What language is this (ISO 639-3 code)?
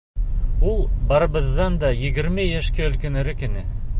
bak